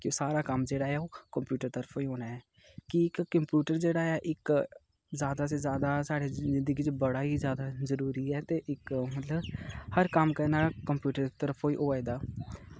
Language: Dogri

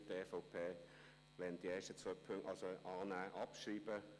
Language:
Swiss German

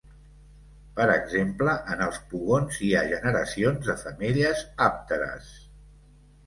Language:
Catalan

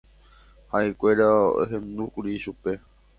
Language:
Guarani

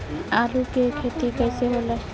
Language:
Bhojpuri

